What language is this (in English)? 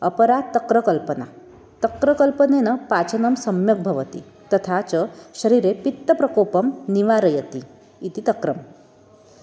Sanskrit